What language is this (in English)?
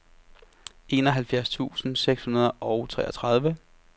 Danish